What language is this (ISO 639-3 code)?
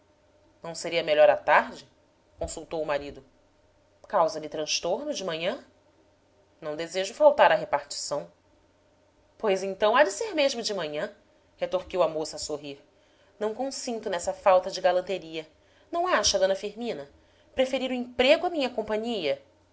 por